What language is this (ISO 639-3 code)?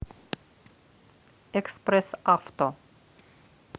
rus